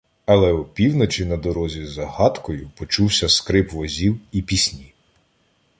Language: Ukrainian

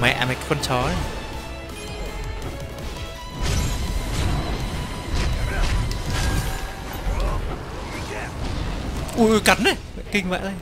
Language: Vietnamese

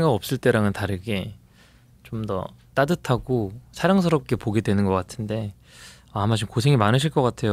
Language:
Korean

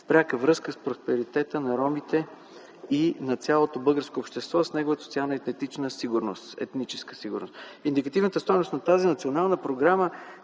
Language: Bulgarian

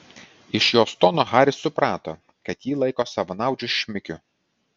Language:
Lithuanian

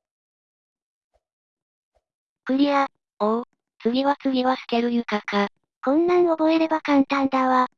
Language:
Japanese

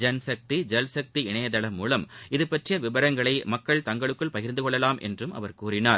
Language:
Tamil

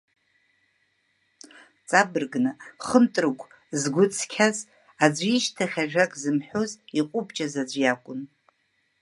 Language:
Abkhazian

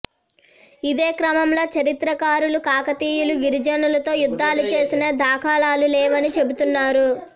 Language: Telugu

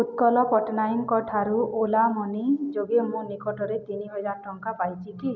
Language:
Odia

